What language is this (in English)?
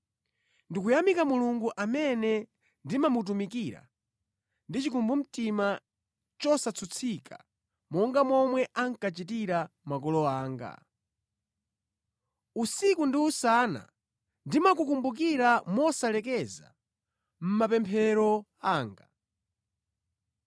Nyanja